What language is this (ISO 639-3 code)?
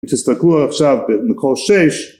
heb